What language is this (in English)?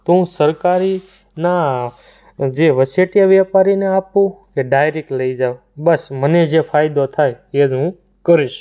Gujarati